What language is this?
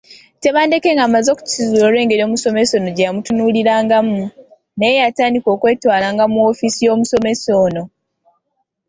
Ganda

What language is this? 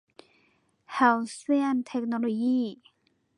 Thai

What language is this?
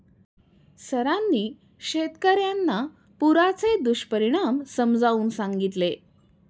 Marathi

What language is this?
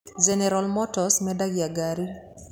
Kikuyu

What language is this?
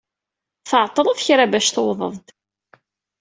Kabyle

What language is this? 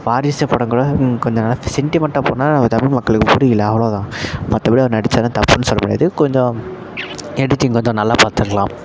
Tamil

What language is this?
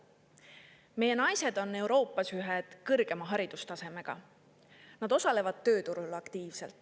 Estonian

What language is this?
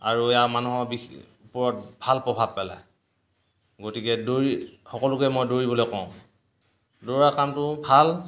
Assamese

